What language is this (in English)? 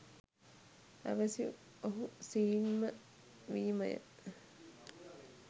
Sinhala